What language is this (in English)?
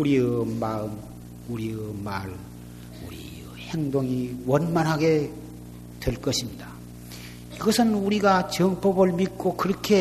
Korean